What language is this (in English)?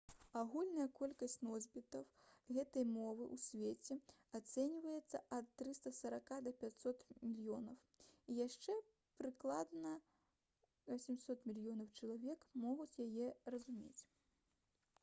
Belarusian